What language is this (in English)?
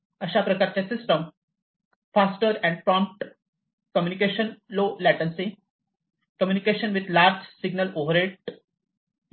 Marathi